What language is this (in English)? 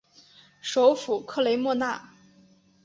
Chinese